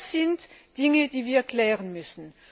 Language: German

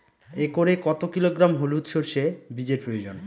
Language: Bangla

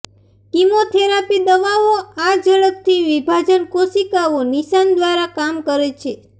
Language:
Gujarati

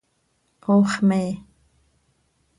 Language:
Seri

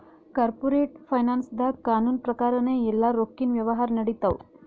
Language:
Kannada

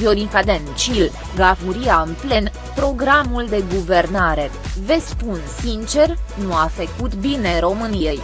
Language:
Romanian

